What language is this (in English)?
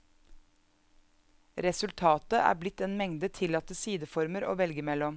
Norwegian